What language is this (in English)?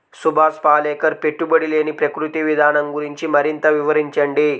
Telugu